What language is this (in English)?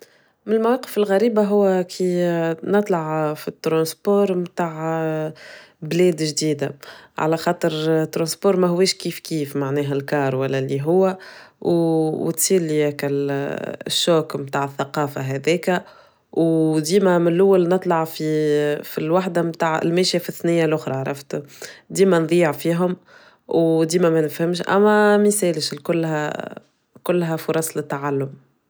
Tunisian Arabic